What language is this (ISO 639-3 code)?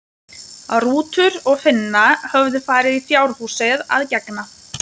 isl